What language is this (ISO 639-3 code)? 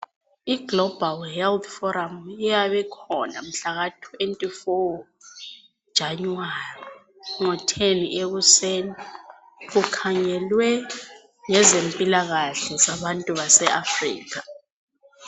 nde